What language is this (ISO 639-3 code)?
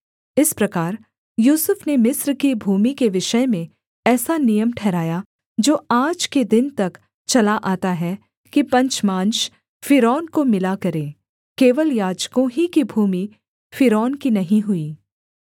hin